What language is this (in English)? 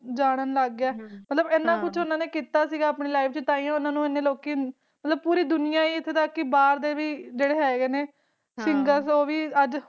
Punjabi